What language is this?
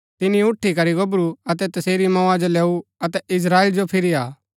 Gaddi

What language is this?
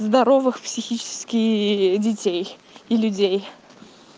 Russian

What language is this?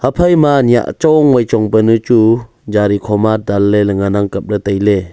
Wancho Naga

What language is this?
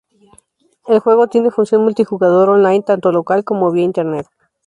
Spanish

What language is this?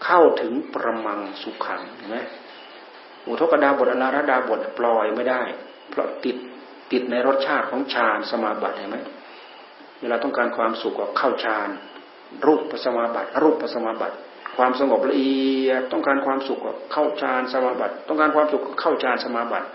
Thai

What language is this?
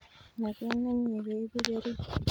Kalenjin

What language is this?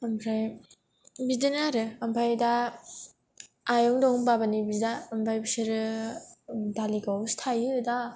Bodo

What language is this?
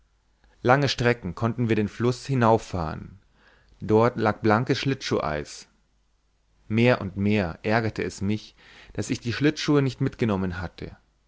German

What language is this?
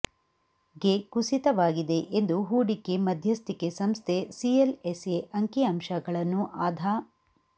Kannada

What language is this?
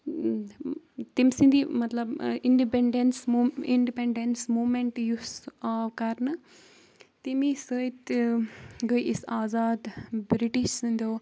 Kashmiri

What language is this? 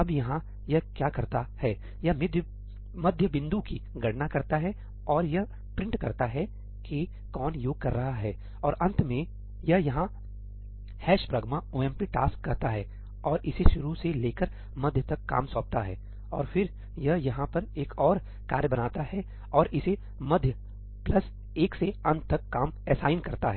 Hindi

